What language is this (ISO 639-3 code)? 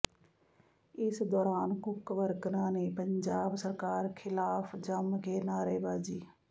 pan